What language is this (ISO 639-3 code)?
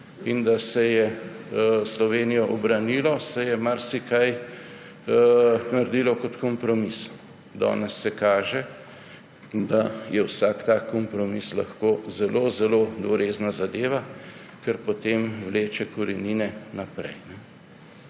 slv